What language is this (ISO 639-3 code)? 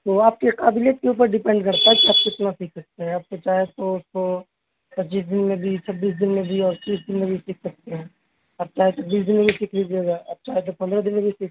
urd